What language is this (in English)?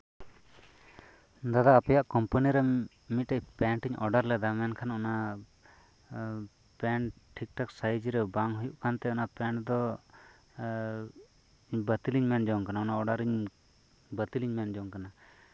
Santali